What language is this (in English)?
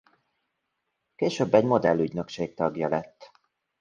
Hungarian